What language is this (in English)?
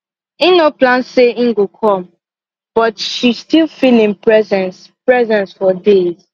Nigerian Pidgin